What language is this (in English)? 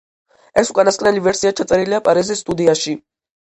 Georgian